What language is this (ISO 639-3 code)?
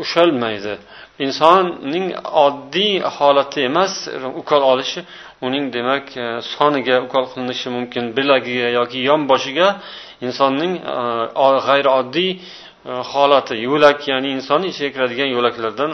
bul